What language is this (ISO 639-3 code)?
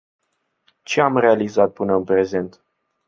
ron